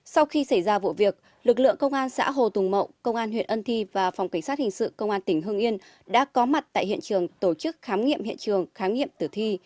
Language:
Vietnamese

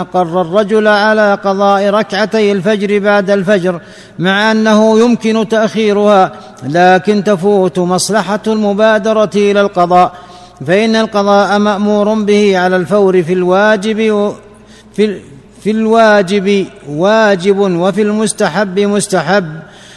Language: Arabic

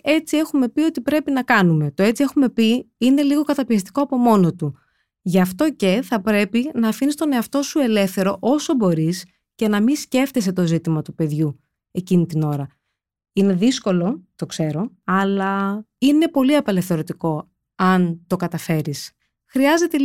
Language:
Greek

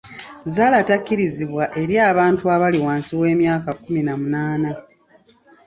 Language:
Ganda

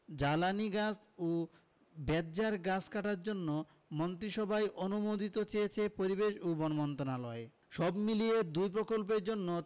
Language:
Bangla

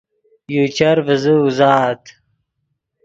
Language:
Yidgha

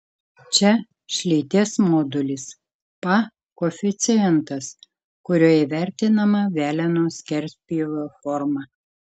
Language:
Lithuanian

